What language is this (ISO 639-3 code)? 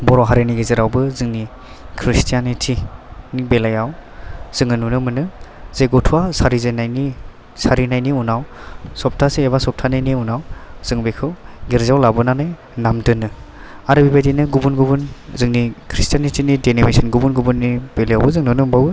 brx